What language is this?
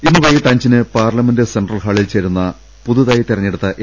Malayalam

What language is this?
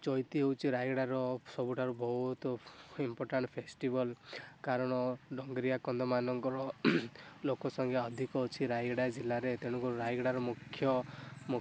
Odia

